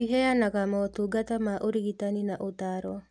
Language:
Kikuyu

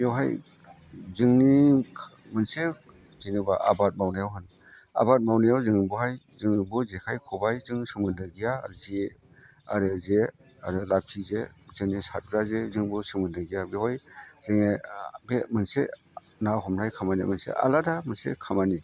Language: Bodo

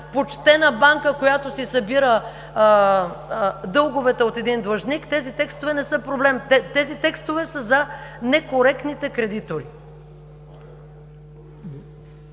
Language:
Bulgarian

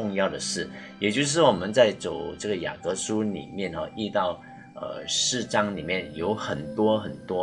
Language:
Chinese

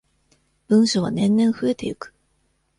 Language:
Japanese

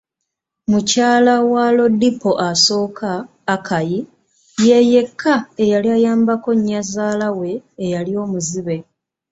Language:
Ganda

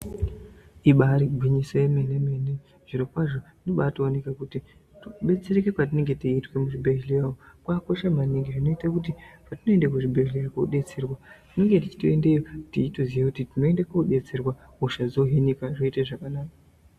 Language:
Ndau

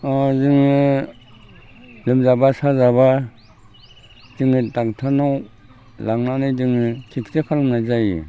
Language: Bodo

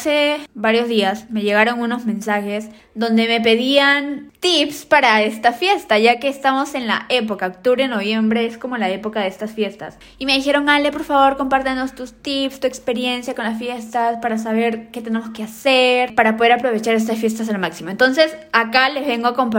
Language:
Spanish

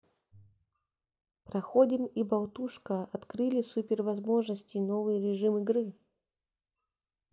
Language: Russian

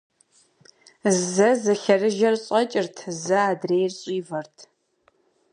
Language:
Kabardian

